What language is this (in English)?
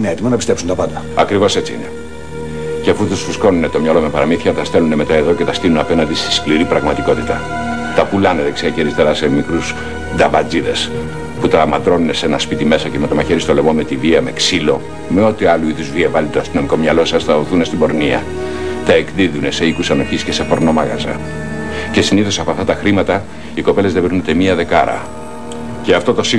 Greek